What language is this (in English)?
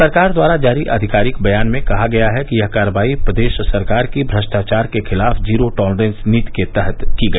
Hindi